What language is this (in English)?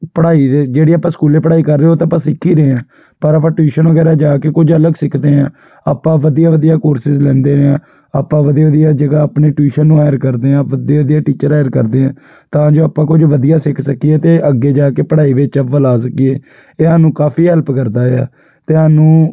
Punjabi